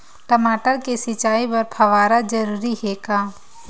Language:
Chhattisgarhi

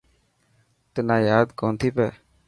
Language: Dhatki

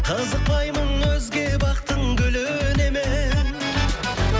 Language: Kazakh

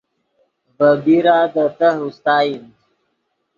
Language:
Yidgha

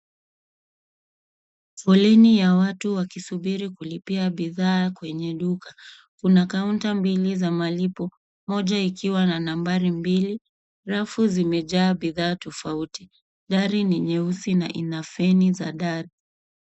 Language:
Swahili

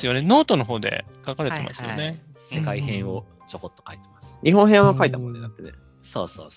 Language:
Japanese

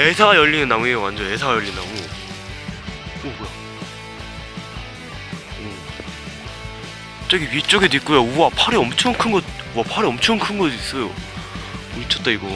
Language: Korean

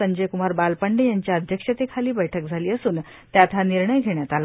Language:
Marathi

